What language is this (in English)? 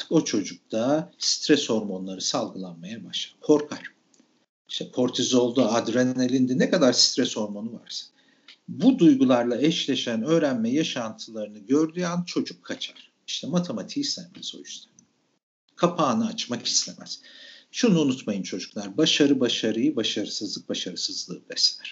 Turkish